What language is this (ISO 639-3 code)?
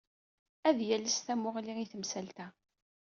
kab